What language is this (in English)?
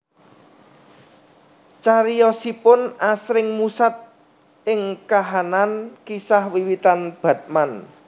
Javanese